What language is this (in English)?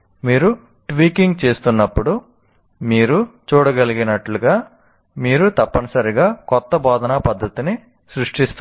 Telugu